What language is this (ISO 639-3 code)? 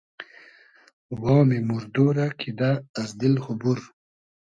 haz